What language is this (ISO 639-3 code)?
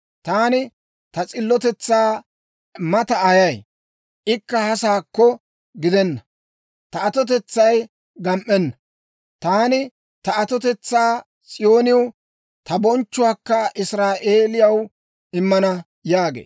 dwr